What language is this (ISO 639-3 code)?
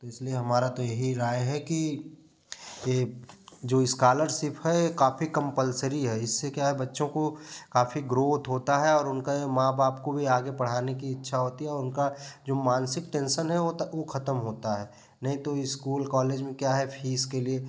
hin